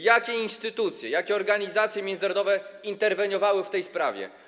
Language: Polish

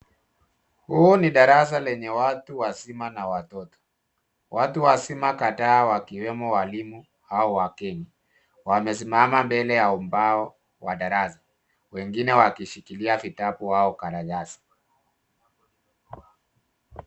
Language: Swahili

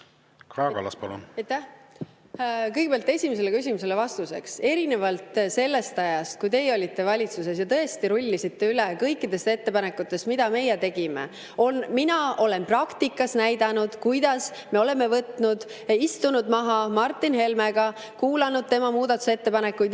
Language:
Estonian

